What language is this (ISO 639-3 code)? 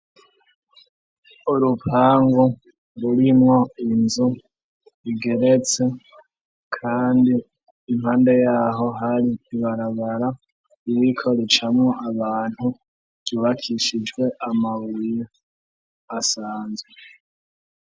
run